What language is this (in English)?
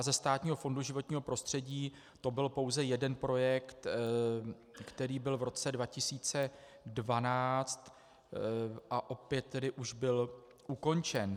Czech